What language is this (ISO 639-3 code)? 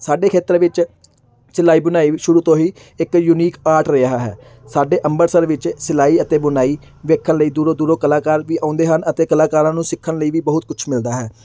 pan